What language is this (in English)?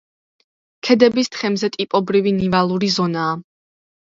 Georgian